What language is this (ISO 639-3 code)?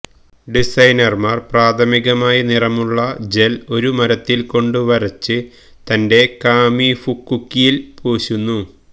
mal